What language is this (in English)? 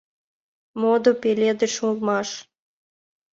Mari